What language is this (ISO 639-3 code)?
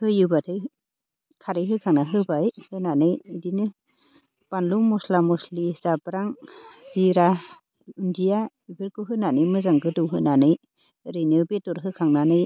brx